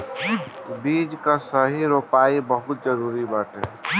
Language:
Bhojpuri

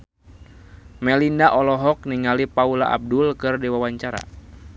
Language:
Sundanese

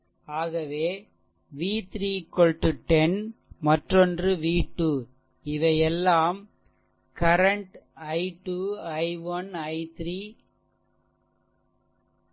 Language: Tamil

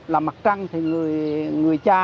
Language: Vietnamese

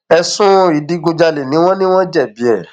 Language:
Yoruba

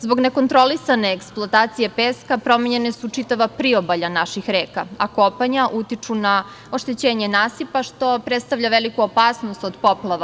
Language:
Serbian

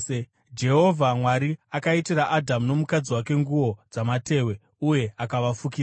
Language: Shona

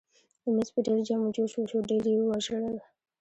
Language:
Pashto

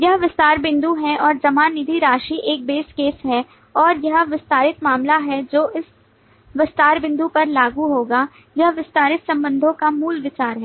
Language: Hindi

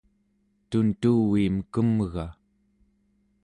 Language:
Central Yupik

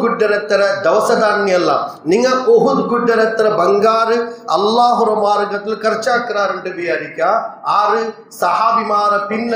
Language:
Urdu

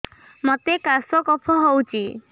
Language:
Odia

